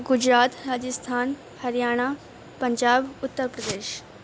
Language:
Urdu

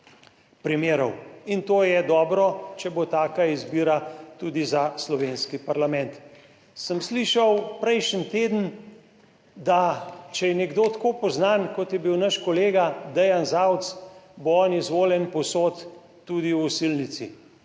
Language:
Slovenian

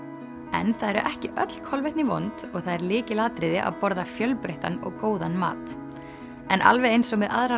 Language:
Icelandic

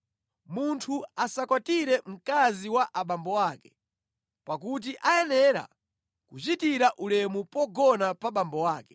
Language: Nyanja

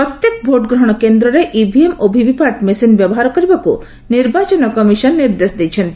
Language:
Odia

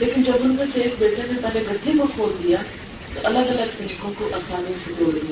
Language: Urdu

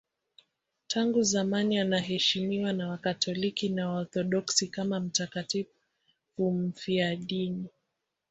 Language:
Swahili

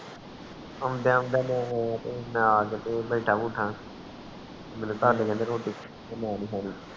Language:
Punjabi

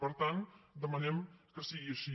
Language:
Catalan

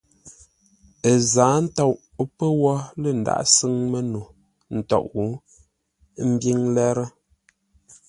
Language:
Ngombale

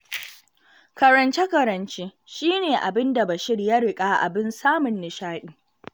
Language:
Hausa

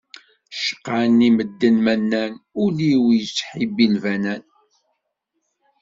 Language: Kabyle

